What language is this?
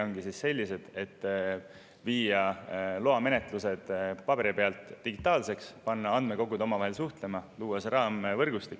Estonian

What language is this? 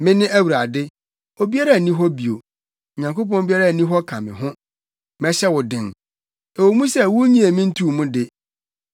Akan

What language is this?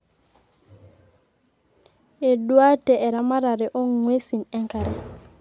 Masai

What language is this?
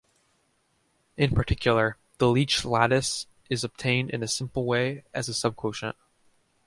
English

